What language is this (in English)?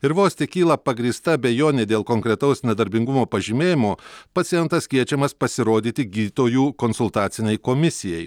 Lithuanian